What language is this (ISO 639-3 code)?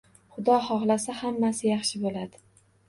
uzb